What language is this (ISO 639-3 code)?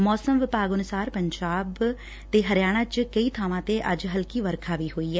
pan